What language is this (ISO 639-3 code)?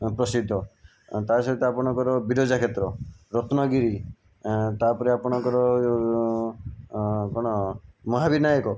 ori